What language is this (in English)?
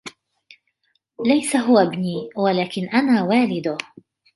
Arabic